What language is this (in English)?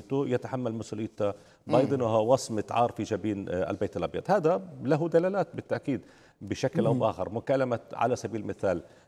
Arabic